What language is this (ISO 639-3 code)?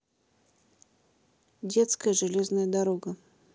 rus